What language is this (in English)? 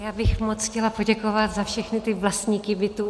Czech